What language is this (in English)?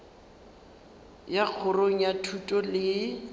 Northern Sotho